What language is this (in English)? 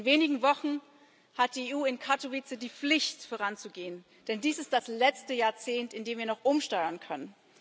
German